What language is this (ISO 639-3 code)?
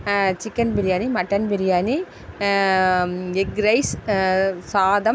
tam